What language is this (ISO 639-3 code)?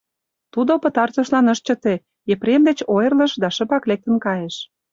chm